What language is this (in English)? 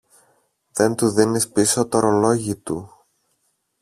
Greek